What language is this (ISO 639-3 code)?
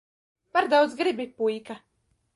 lav